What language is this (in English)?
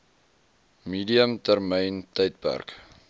Afrikaans